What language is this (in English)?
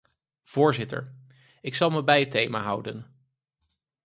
Dutch